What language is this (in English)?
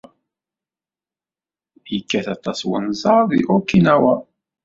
Kabyle